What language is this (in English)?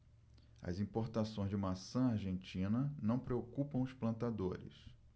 Portuguese